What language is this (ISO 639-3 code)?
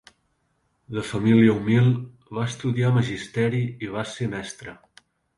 cat